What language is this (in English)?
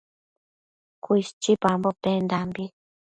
Matsés